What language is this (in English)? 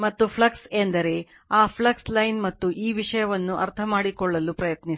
Kannada